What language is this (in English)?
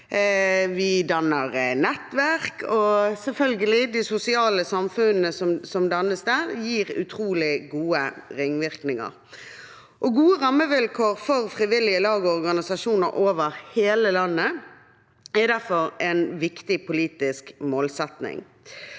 Norwegian